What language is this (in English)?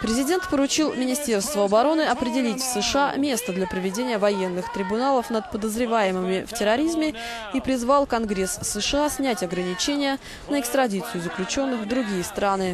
Russian